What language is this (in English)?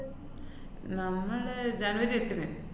Malayalam